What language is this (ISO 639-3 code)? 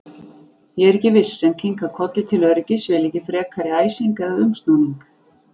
isl